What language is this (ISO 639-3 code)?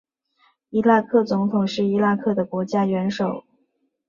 zho